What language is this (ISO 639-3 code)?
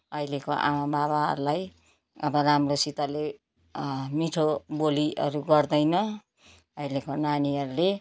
nep